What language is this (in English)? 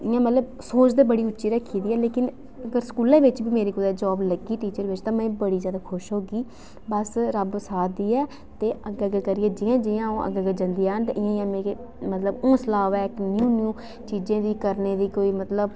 Dogri